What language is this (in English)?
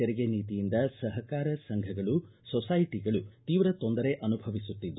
Kannada